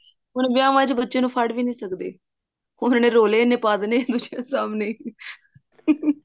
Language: Punjabi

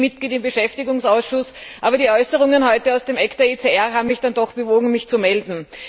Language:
German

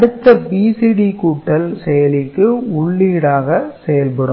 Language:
Tamil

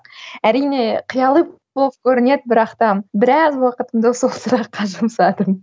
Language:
Kazakh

